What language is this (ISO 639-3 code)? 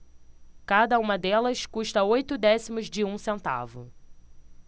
por